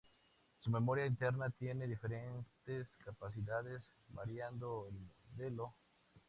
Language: Spanish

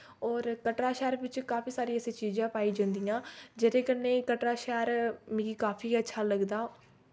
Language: Dogri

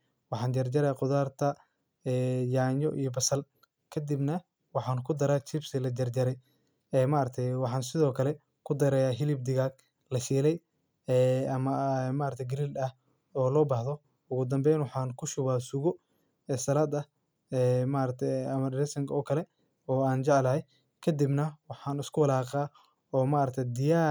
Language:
Somali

